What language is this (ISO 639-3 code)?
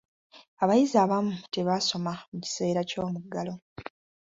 lug